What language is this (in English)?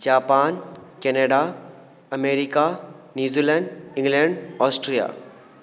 Maithili